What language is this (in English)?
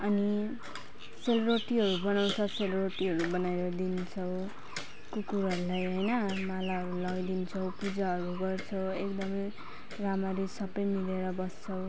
Nepali